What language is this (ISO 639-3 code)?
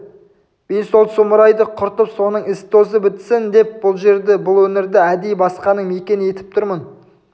kaz